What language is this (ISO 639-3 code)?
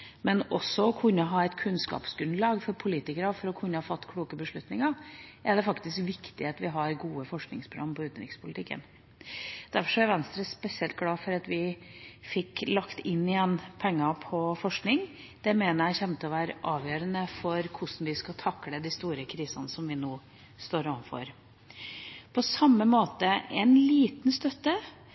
nob